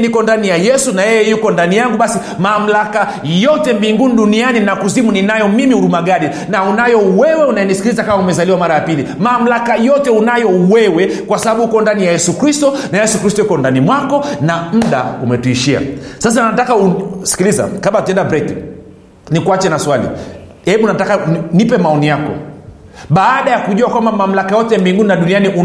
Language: Swahili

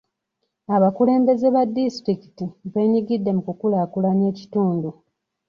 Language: Ganda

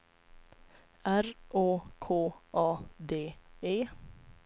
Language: Swedish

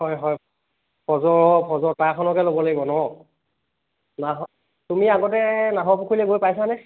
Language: Assamese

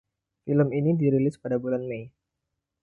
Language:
Indonesian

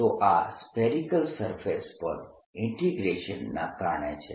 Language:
Gujarati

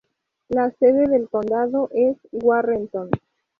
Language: Spanish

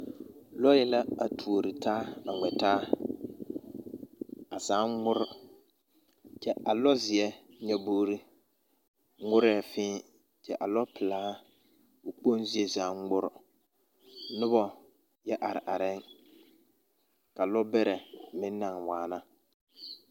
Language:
Southern Dagaare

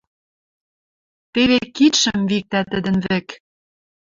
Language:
Western Mari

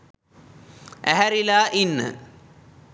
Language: Sinhala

